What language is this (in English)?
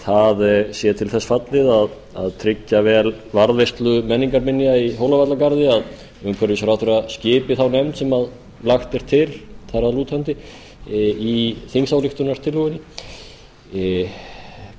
Icelandic